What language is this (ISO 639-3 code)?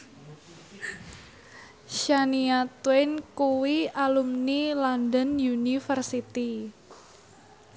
jav